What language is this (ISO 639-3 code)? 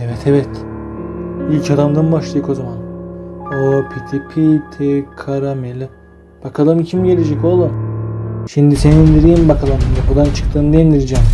tur